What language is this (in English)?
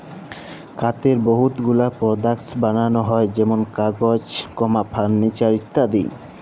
Bangla